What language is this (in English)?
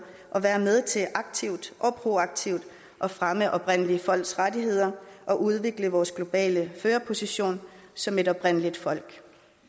Danish